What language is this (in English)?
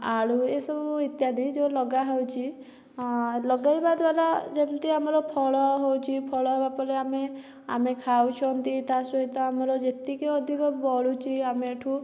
Odia